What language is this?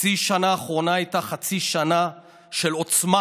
Hebrew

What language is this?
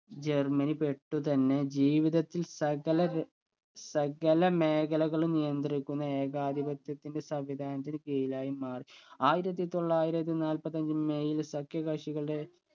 Malayalam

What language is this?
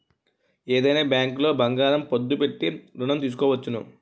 Telugu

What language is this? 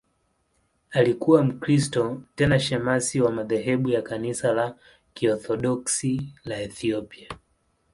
Swahili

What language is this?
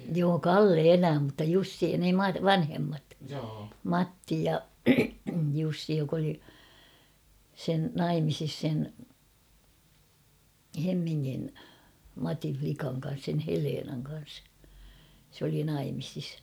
Finnish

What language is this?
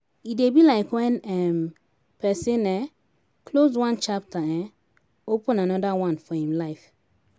Nigerian Pidgin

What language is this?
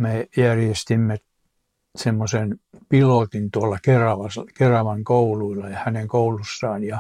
Finnish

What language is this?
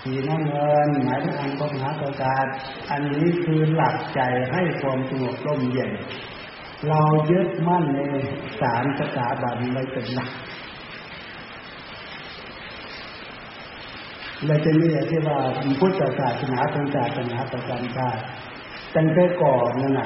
Thai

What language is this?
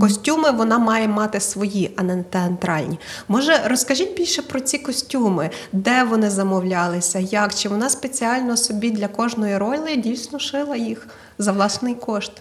Ukrainian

